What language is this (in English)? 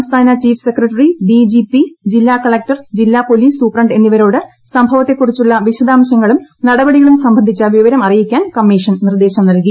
Malayalam